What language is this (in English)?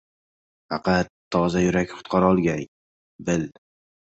Uzbek